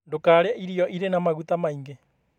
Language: Kikuyu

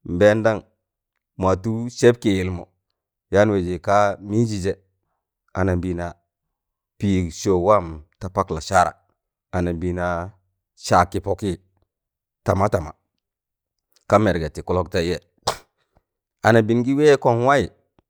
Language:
Tangale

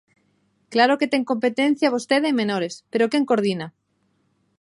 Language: Galician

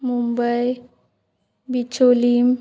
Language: Konkani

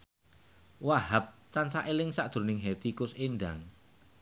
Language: Javanese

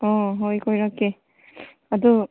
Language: Manipuri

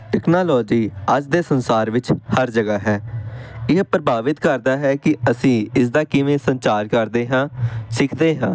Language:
Punjabi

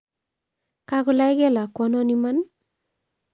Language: Kalenjin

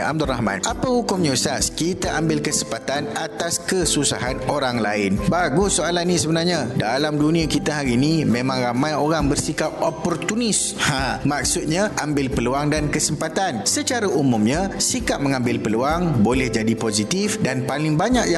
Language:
Malay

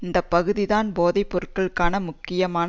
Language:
Tamil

